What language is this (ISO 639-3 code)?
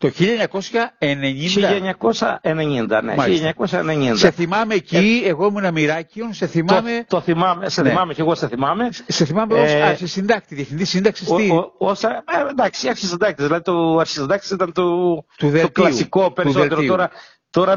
ell